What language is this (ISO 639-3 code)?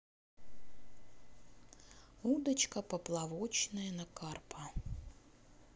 rus